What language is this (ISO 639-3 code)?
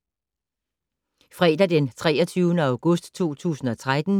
dan